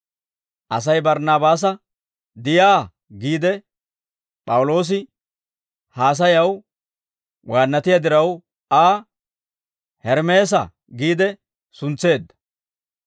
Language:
Dawro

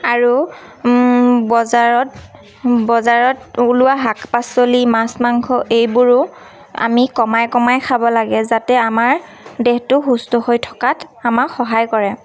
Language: Assamese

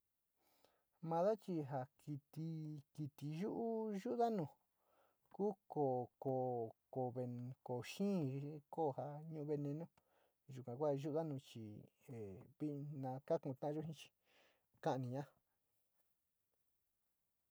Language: Sinicahua Mixtec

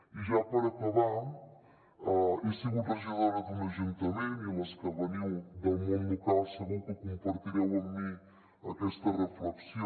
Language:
Catalan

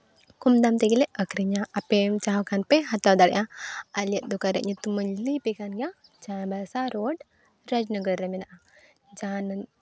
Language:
Santali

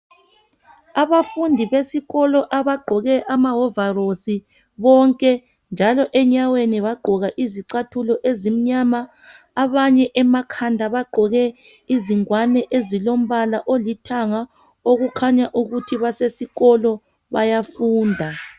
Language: North Ndebele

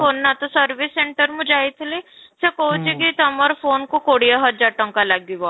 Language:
Odia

